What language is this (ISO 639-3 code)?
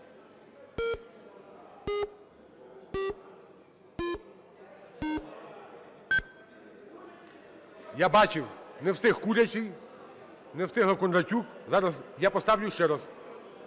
ukr